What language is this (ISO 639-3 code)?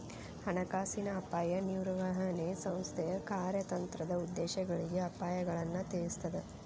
kan